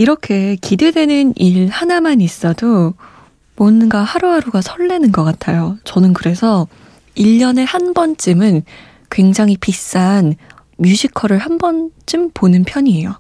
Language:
Korean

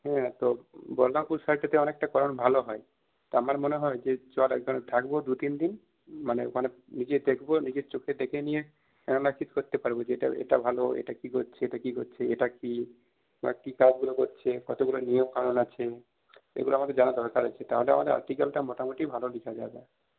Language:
Bangla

